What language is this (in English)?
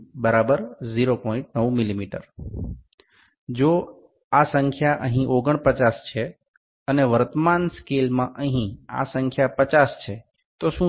Gujarati